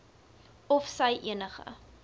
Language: Afrikaans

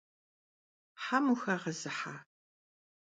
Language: Kabardian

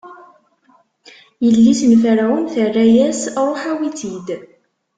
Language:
Kabyle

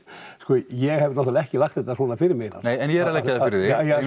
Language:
Icelandic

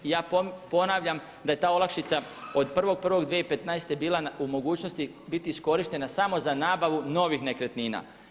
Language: Croatian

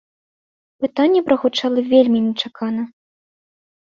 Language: Belarusian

